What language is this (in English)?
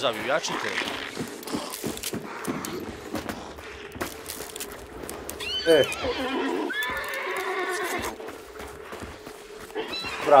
Polish